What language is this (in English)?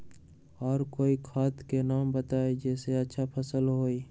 Magahi